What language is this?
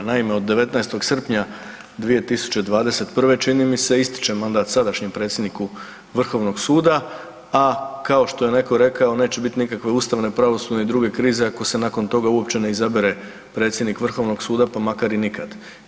Croatian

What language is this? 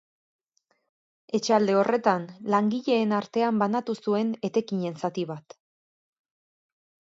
Basque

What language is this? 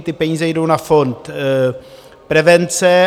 Czech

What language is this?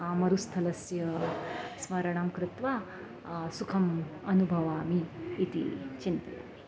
Sanskrit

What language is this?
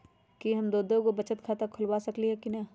Magahi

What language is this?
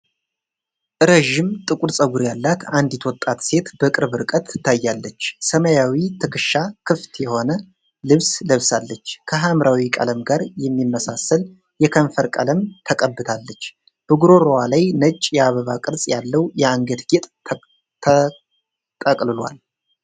Amharic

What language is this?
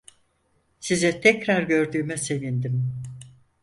Turkish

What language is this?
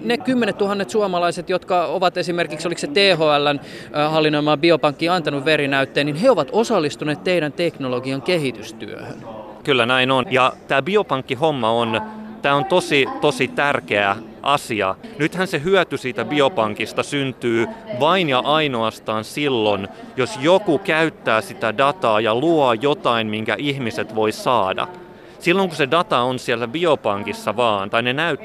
Finnish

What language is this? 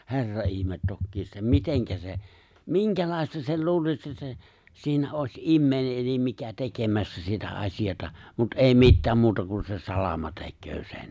Finnish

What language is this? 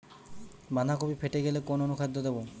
Bangla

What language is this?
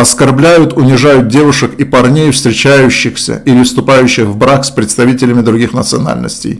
Russian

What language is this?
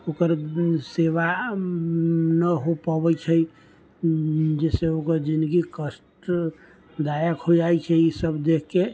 Maithili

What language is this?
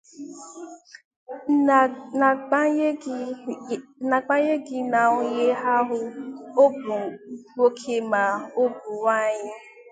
Igbo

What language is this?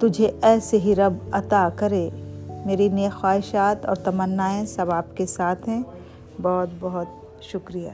Urdu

